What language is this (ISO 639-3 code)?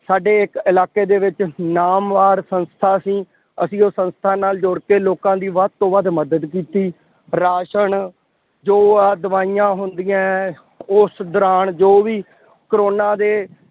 pan